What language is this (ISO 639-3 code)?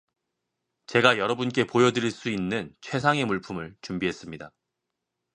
kor